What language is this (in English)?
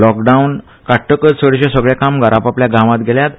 Konkani